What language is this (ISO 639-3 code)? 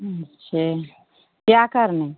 hin